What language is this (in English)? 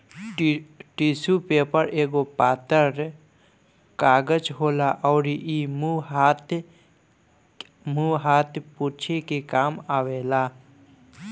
Bhojpuri